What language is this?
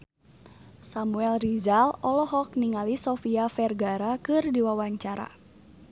Sundanese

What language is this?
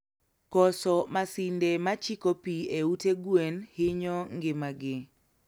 Luo (Kenya and Tanzania)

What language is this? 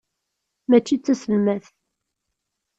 Kabyle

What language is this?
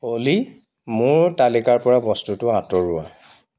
Assamese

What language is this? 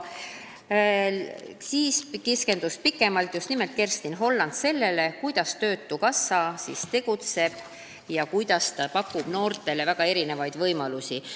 Estonian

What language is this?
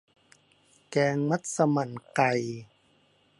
Thai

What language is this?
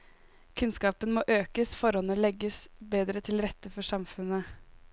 Norwegian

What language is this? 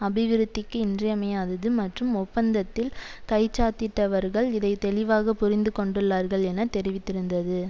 Tamil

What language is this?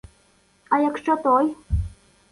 Ukrainian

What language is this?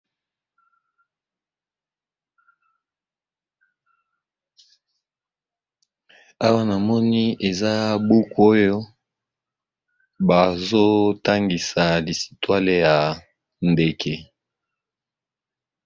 Lingala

